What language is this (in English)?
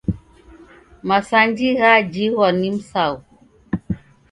Taita